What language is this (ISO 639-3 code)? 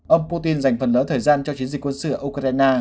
vie